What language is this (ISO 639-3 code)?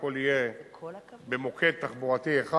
heb